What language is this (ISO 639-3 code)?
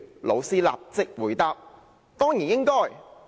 yue